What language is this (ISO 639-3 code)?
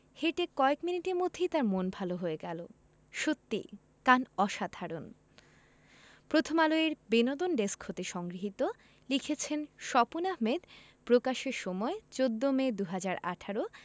ben